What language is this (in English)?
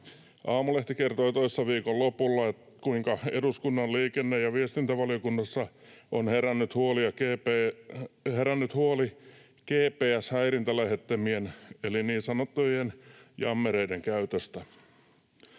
Finnish